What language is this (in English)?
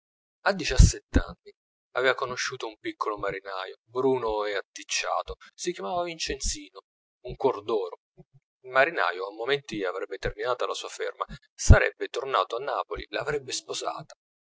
Italian